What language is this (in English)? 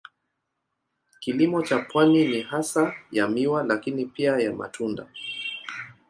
Swahili